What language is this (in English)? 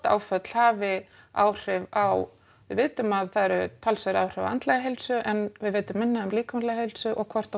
Icelandic